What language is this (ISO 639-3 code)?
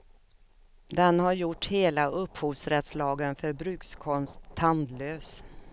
swe